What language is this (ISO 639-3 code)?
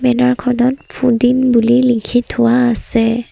asm